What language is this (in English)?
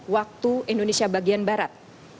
Indonesian